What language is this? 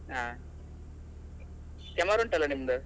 Kannada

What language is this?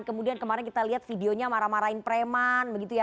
Indonesian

